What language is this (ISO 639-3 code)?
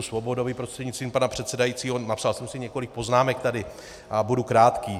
ces